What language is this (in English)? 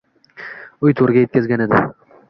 Uzbek